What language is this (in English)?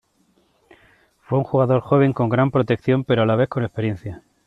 Spanish